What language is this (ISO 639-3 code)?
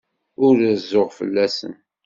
kab